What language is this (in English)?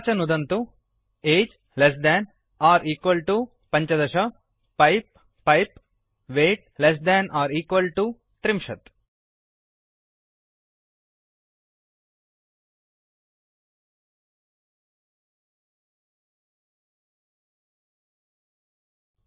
Sanskrit